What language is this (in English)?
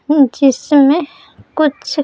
Hindi